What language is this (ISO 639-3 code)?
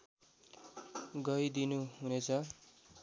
nep